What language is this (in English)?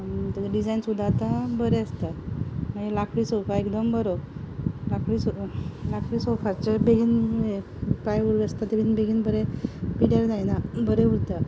Konkani